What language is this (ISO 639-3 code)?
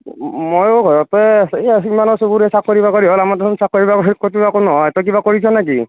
asm